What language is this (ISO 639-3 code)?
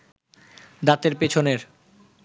ben